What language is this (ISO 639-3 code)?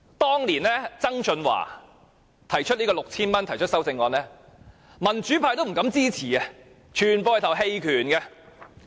yue